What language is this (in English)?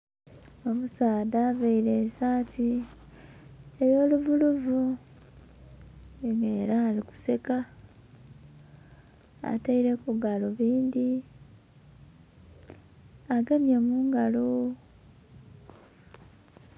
Soga